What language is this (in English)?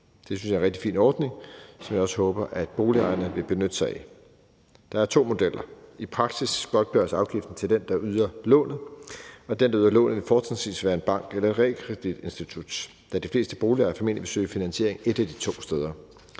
Danish